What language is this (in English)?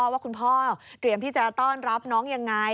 Thai